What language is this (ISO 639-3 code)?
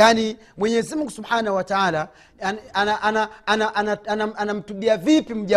swa